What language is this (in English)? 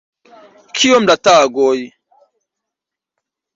Esperanto